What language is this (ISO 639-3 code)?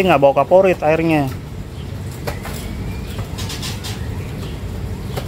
ind